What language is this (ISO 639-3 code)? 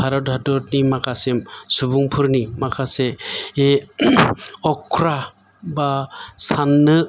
brx